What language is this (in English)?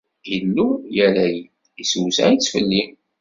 Kabyle